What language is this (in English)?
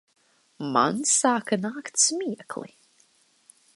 Latvian